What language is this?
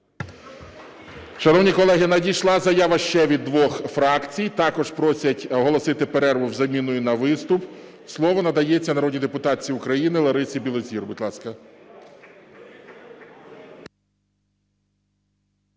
Ukrainian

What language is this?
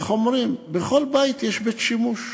Hebrew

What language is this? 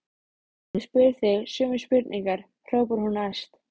Icelandic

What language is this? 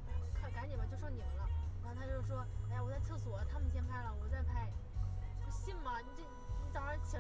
Chinese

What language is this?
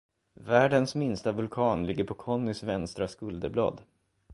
Swedish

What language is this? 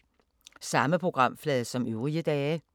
Danish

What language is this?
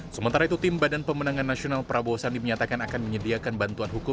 Indonesian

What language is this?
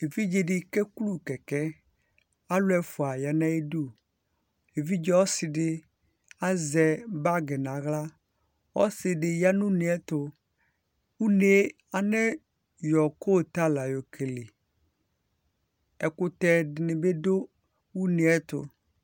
Ikposo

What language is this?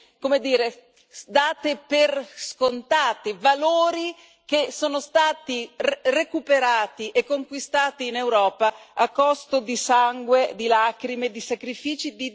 Italian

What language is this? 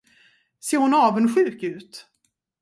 Swedish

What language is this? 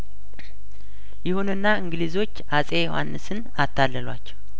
Amharic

